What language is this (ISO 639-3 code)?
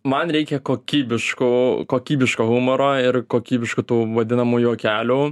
lit